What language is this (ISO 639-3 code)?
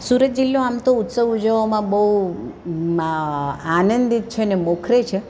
guj